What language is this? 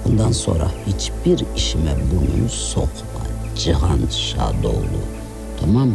Turkish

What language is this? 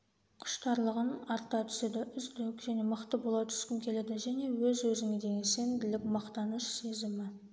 Kazakh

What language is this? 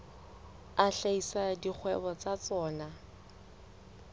Southern Sotho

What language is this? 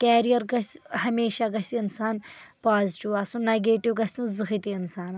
Kashmiri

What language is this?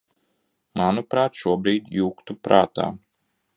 Latvian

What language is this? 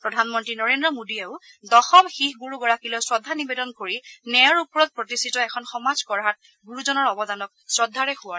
Assamese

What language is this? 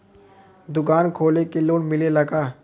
Bhojpuri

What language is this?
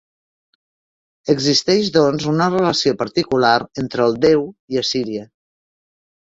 Catalan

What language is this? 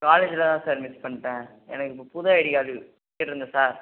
Tamil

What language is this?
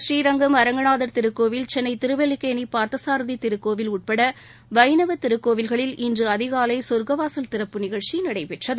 Tamil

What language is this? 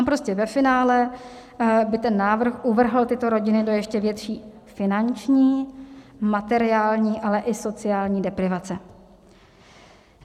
Czech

